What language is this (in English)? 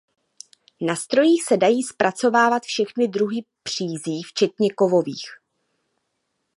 Czech